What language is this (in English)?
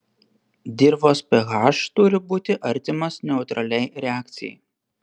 Lithuanian